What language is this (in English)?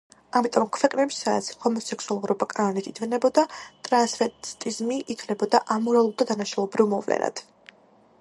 Georgian